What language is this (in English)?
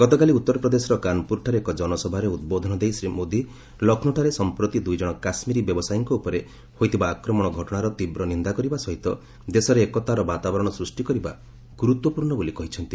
Odia